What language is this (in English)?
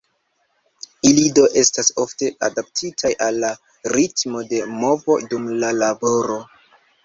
Esperanto